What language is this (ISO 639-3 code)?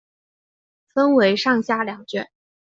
zho